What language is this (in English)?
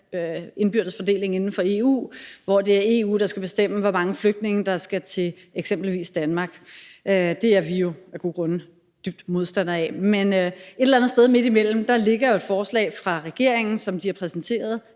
Danish